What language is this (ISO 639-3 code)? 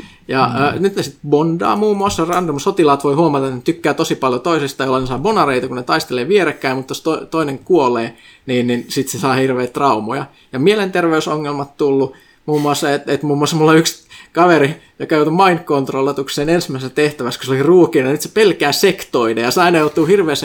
fin